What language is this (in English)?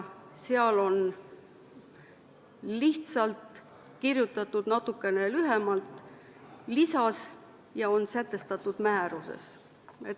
Estonian